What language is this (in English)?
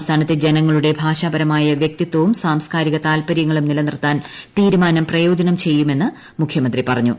Malayalam